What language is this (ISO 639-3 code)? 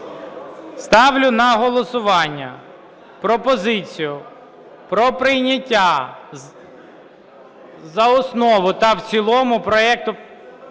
ukr